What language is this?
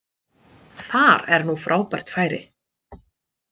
Icelandic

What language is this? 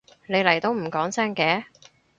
Cantonese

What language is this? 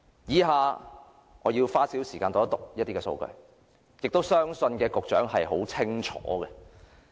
Cantonese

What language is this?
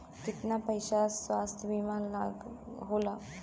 Bhojpuri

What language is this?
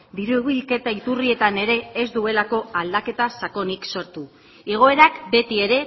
Basque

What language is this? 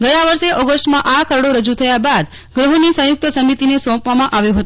Gujarati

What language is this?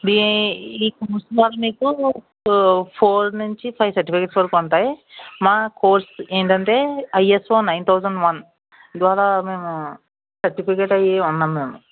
Telugu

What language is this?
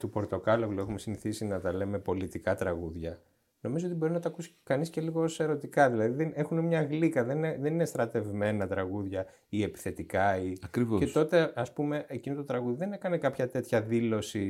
Greek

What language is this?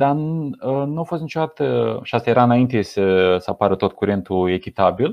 Romanian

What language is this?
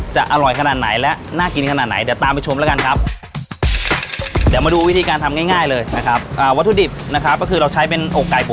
Thai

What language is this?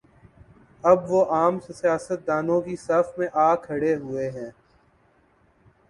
Urdu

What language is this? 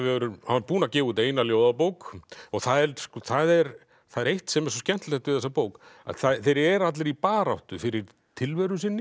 Icelandic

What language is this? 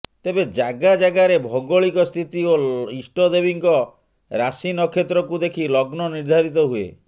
Odia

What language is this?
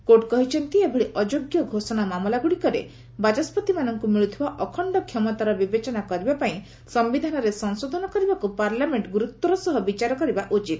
Odia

